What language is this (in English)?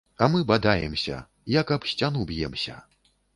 Belarusian